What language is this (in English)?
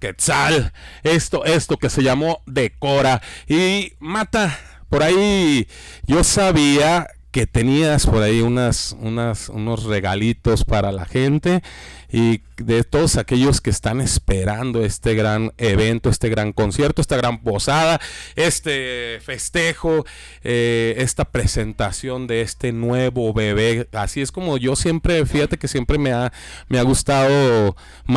Spanish